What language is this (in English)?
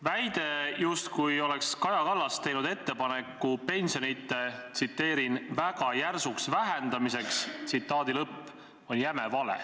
Estonian